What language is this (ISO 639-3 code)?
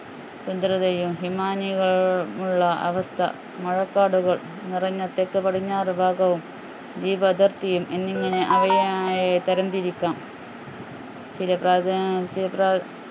mal